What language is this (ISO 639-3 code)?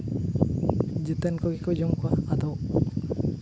sat